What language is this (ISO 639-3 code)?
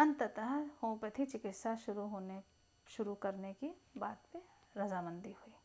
hin